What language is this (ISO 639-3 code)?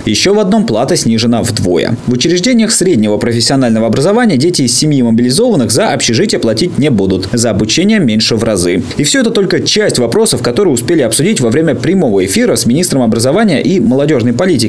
rus